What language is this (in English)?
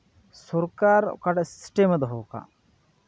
Santali